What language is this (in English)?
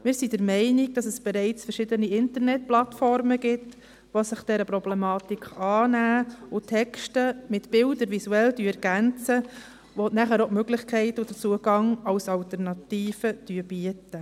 Swiss German